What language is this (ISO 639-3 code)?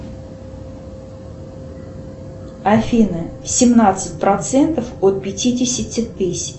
rus